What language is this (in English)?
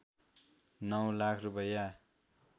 Nepali